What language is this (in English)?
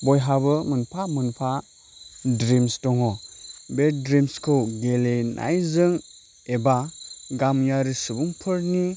Bodo